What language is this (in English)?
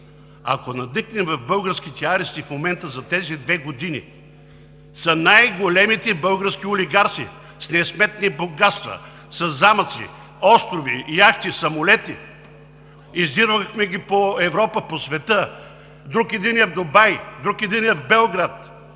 Bulgarian